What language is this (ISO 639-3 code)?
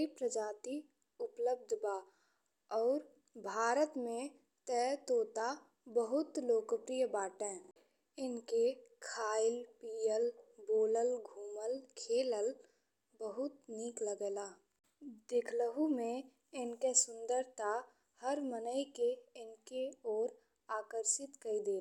bho